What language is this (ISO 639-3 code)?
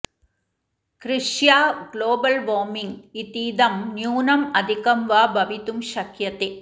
san